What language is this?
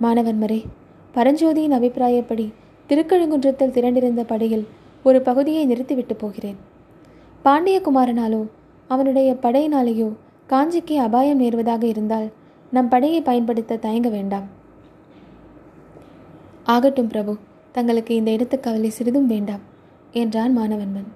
Tamil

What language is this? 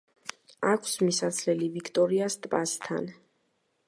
Georgian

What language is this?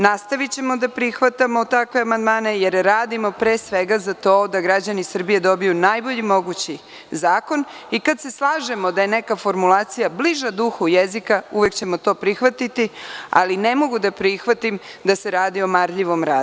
Serbian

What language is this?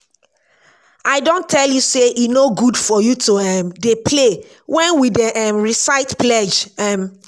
Nigerian Pidgin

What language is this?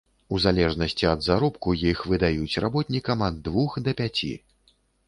Belarusian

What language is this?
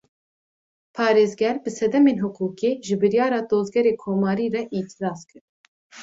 Kurdish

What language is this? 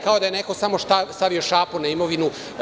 Serbian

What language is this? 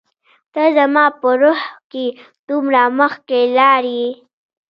Pashto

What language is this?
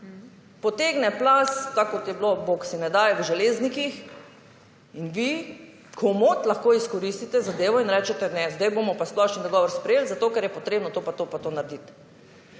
Slovenian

